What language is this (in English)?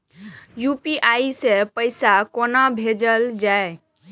Maithili